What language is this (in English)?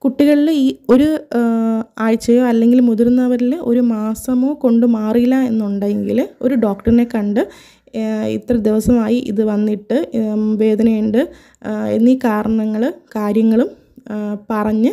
Malayalam